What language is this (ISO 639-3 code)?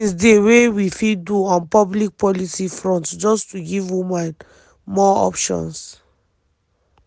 pcm